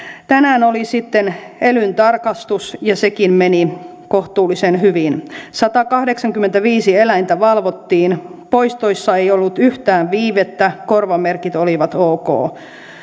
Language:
Finnish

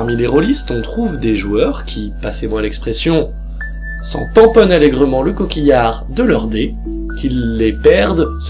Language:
French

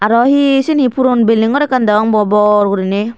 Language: Chakma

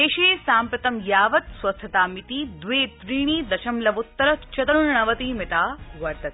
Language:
Sanskrit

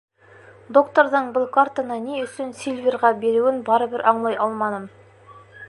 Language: Bashkir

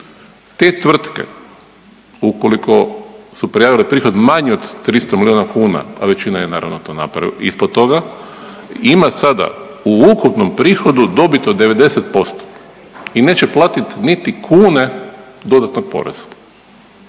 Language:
Croatian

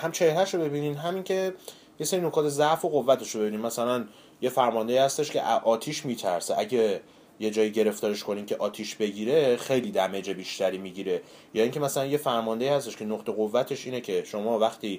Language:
Persian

